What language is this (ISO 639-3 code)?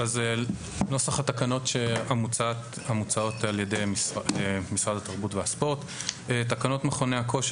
heb